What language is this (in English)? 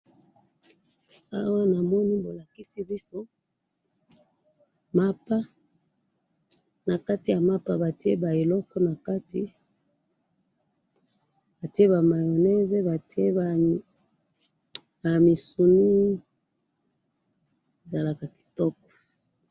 Lingala